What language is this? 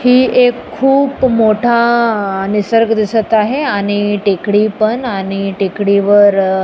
Marathi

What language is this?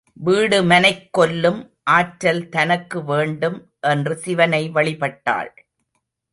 Tamil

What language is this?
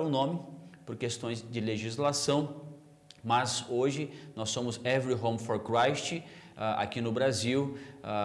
Portuguese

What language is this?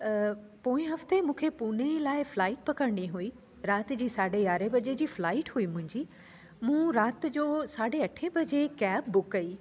Sindhi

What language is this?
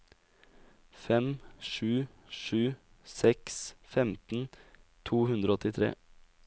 Norwegian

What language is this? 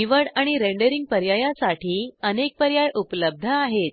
Marathi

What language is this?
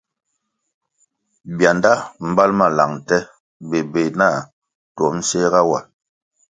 Kwasio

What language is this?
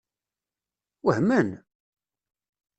Kabyle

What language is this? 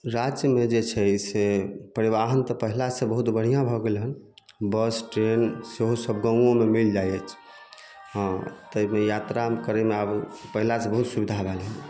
Maithili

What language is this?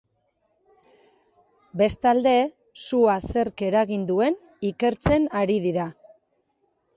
Basque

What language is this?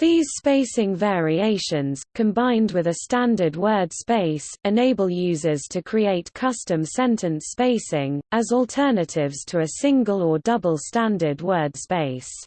English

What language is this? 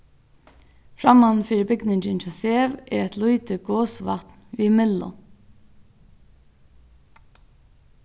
Faroese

